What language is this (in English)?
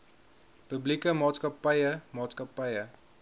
Afrikaans